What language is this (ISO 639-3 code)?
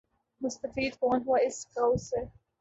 urd